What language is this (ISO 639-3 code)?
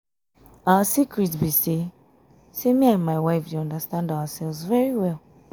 pcm